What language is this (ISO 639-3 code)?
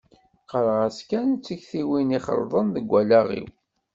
kab